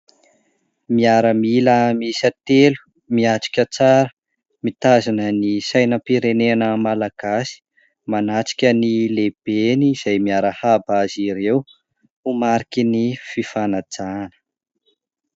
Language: Malagasy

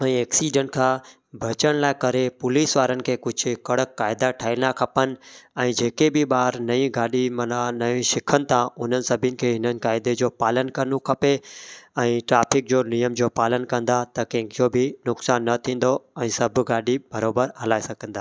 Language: Sindhi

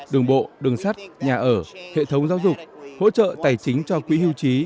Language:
Vietnamese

